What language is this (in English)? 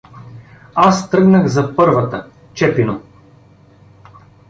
Bulgarian